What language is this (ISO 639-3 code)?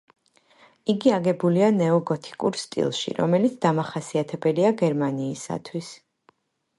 kat